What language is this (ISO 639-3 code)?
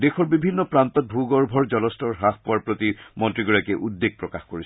asm